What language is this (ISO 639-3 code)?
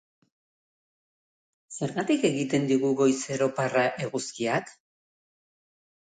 eus